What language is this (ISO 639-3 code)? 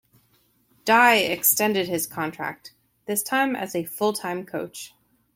eng